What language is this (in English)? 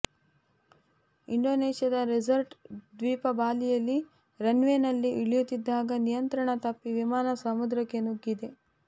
Kannada